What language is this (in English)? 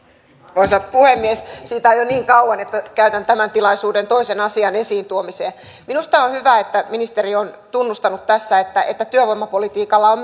Finnish